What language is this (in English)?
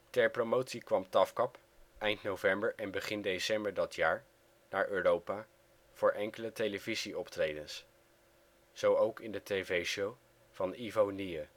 Dutch